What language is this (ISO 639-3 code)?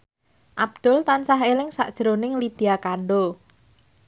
jav